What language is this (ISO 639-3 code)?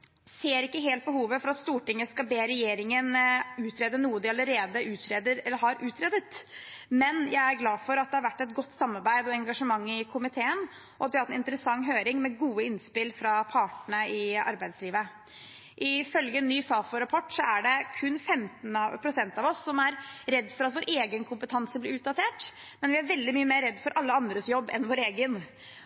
nob